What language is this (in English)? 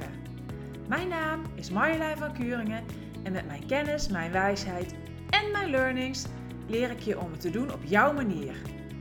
Dutch